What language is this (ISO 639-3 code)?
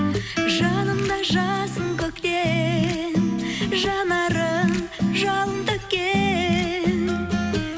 kaz